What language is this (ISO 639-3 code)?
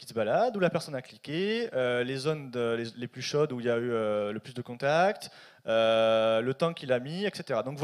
fra